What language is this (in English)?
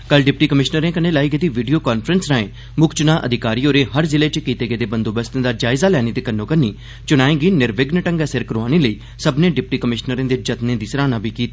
Dogri